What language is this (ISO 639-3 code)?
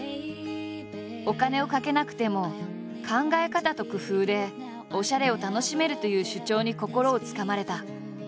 jpn